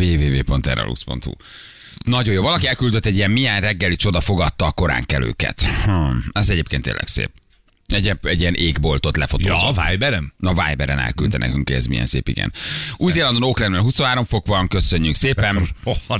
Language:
Hungarian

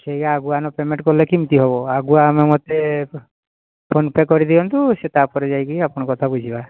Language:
Odia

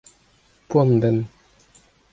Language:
Breton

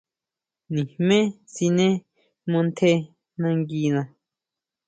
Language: Huautla Mazatec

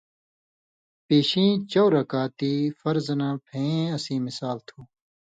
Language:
Indus Kohistani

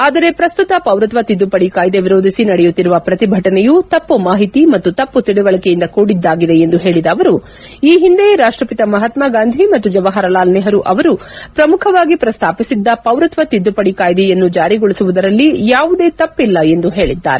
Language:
Kannada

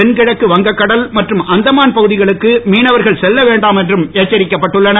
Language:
Tamil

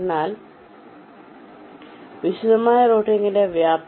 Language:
Malayalam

